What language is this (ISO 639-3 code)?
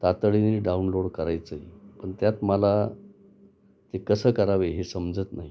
mar